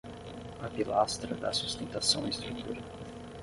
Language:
Portuguese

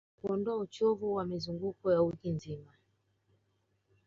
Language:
Swahili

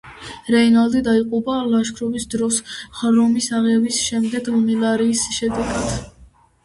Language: Georgian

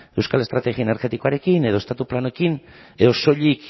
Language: Basque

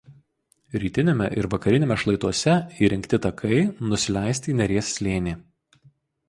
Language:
Lithuanian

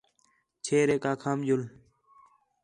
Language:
Khetrani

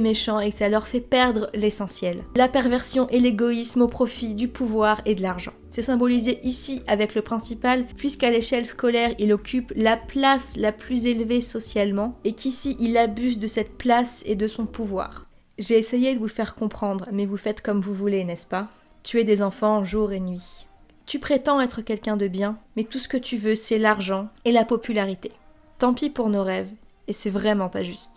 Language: French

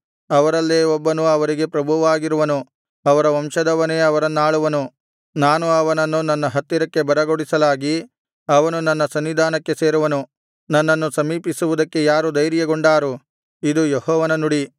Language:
Kannada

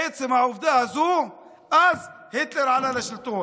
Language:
Hebrew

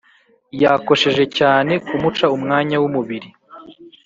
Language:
Kinyarwanda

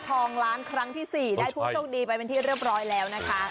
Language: Thai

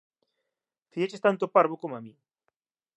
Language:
Galician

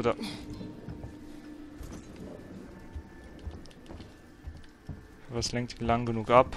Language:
German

